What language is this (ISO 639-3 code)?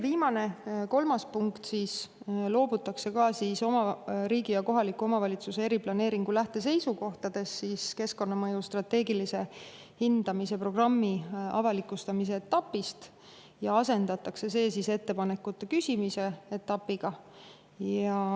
est